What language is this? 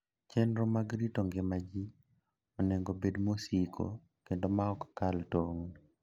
Luo (Kenya and Tanzania)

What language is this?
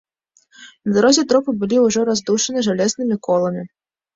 Belarusian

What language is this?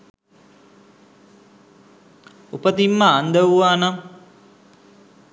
Sinhala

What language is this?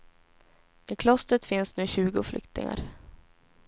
Swedish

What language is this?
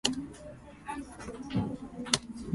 Japanese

